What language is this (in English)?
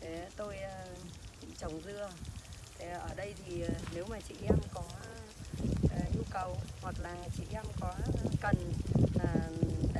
Vietnamese